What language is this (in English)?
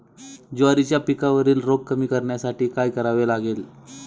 Marathi